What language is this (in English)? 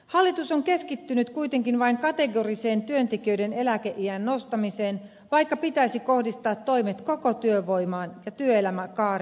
Finnish